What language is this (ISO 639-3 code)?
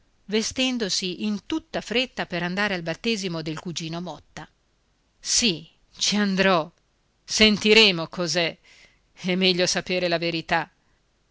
ita